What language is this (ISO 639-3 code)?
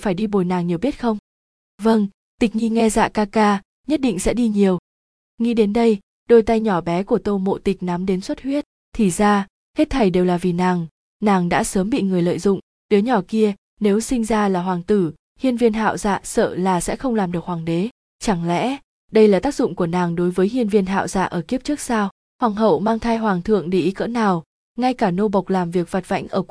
vie